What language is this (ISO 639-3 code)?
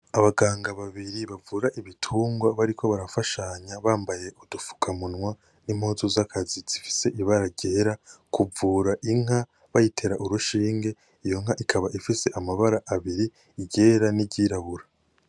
run